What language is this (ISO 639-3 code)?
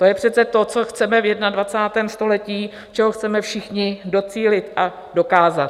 ces